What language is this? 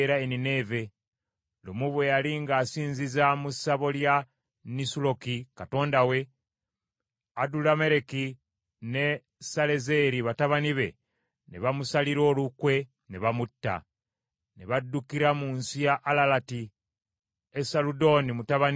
Ganda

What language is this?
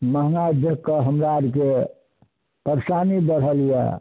Maithili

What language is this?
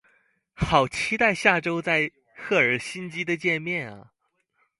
Chinese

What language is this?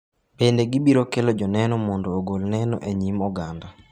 Luo (Kenya and Tanzania)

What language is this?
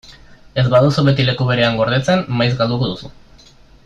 Basque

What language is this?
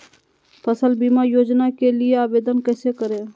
Magahi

